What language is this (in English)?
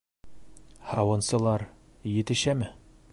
Bashkir